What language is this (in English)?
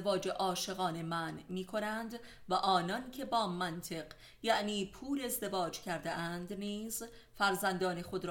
Persian